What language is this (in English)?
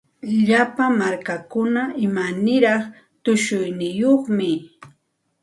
Santa Ana de Tusi Pasco Quechua